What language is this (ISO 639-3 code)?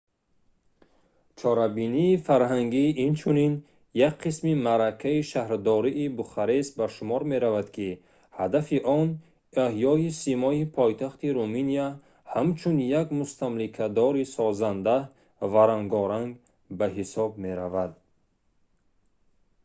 tgk